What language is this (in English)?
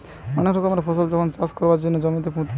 Bangla